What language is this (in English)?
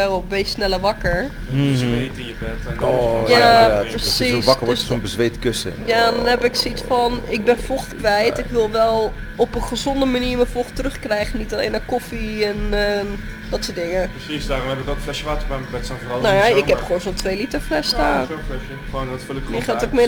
Dutch